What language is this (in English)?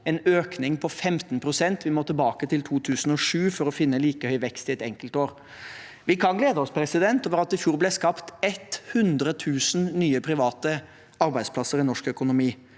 Norwegian